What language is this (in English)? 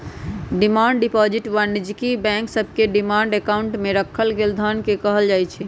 Magahi